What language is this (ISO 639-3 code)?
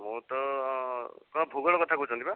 ori